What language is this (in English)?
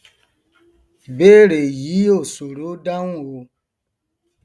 Yoruba